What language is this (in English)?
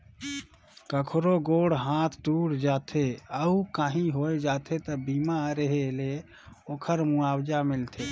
Chhattisgarhi